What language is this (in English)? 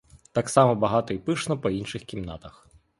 Ukrainian